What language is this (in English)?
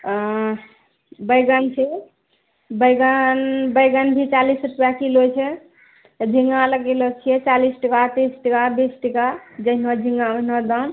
Maithili